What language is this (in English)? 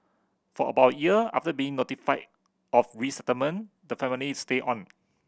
English